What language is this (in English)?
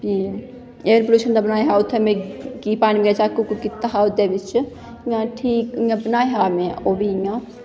Dogri